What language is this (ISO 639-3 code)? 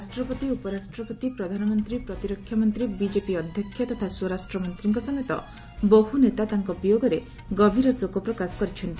ori